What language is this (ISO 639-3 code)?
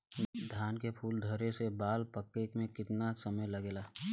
bho